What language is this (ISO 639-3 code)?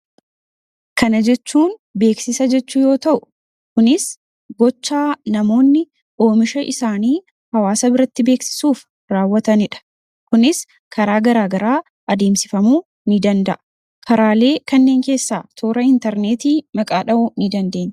orm